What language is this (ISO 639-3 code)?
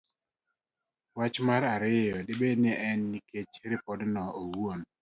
luo